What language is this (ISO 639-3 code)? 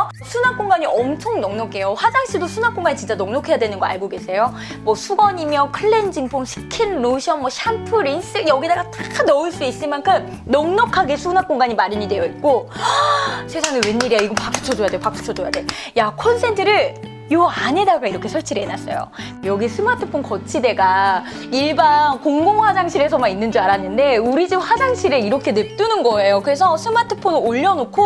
kor